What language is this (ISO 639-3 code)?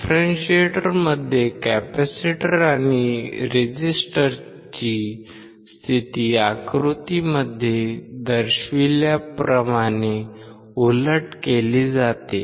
mar